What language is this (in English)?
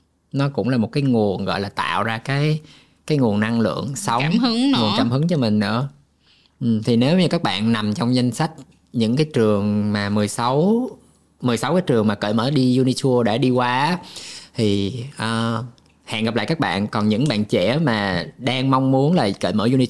Vietnamese